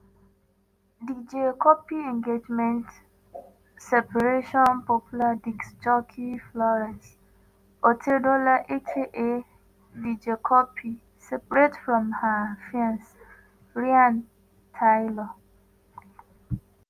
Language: Nigerian Pidgin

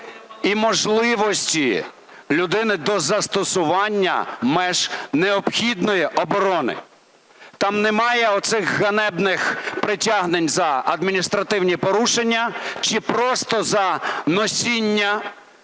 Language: Ukrainian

